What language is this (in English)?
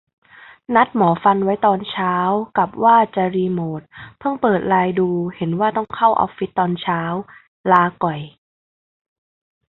Thai